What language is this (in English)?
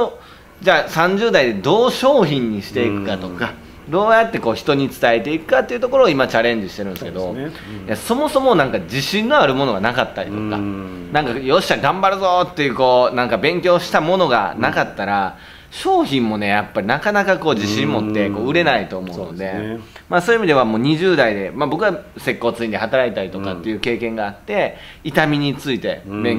Japanese